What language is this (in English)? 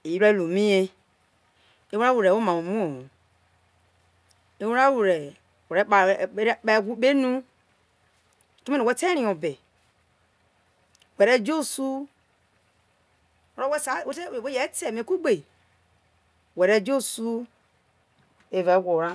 Isoko